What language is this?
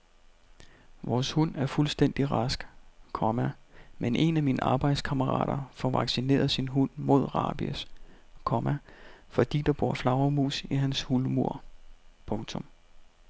Danish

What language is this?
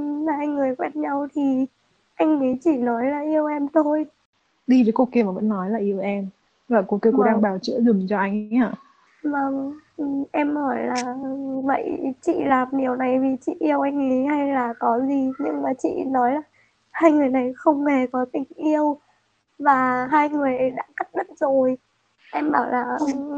Vietnamese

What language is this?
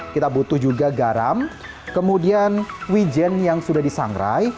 Indonesian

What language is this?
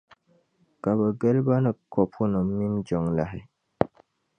Dagbani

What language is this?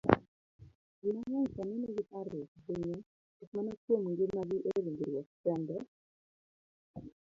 Luo (Kenya and Tanzania)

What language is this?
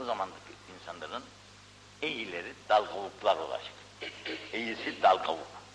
Turkish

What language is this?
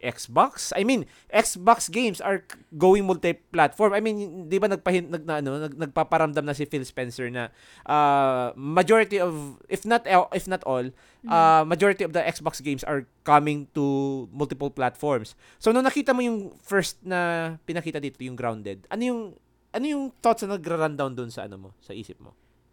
Filipino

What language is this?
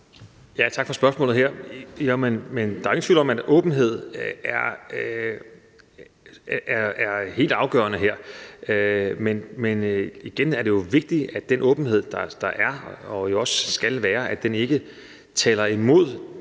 Danish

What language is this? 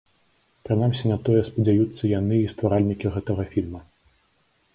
Belarusian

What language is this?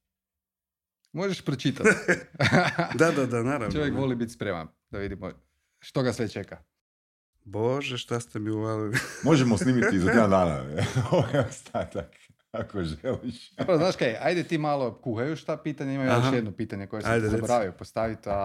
Croatian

